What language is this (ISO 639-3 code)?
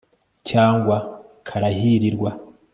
kin